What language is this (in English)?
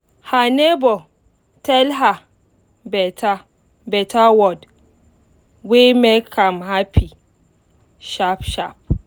Nigerian Pidgin